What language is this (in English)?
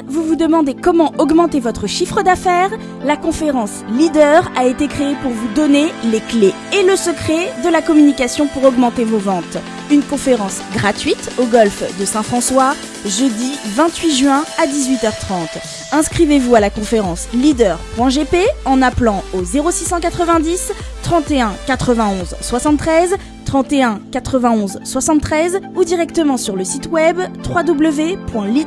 French